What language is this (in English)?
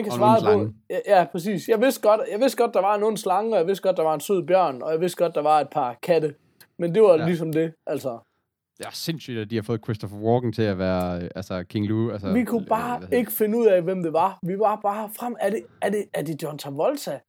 Danish